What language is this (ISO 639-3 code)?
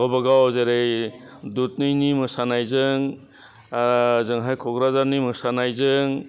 brx